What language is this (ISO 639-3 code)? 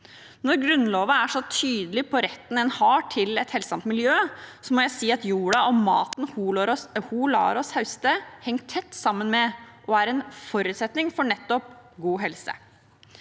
nor